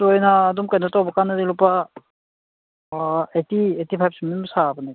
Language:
Manipuri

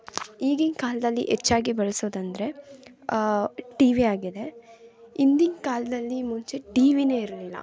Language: Kannada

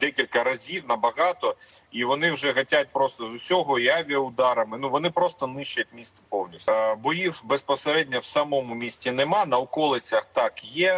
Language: Ukrainian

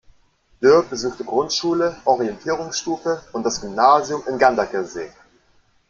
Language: German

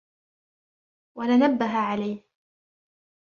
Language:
Arabic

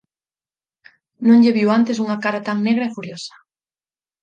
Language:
Galician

